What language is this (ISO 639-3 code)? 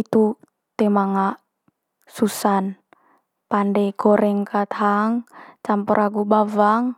mqy